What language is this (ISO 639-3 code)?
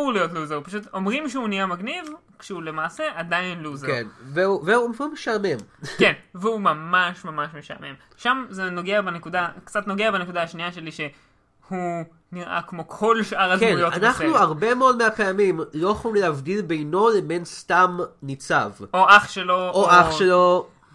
heb